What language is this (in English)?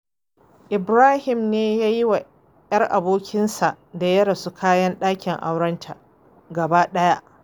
Hausa